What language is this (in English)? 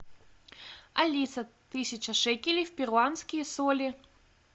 Russian